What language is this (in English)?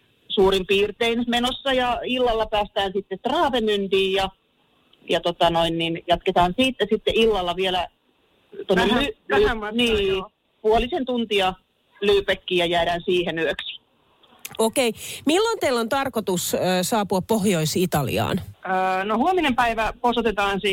Finnish